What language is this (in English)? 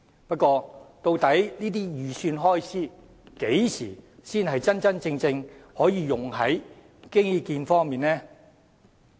Cantonese